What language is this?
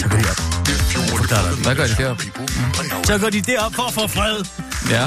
Danish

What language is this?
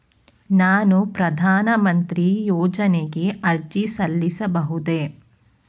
Kannada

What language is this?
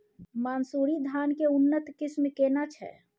Maithili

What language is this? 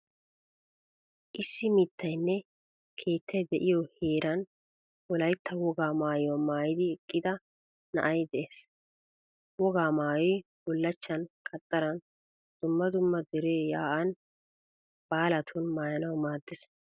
Wolaytta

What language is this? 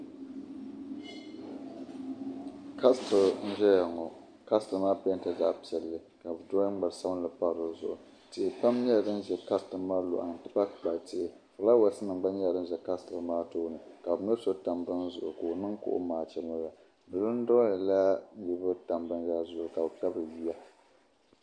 Dagbani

